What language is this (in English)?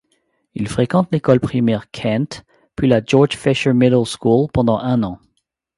French